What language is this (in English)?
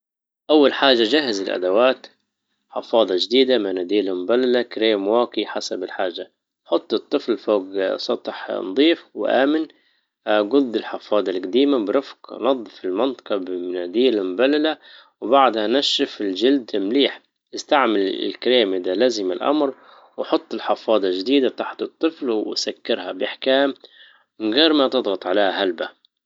Libyan Arabic